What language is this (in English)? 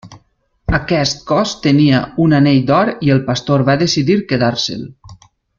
Catalan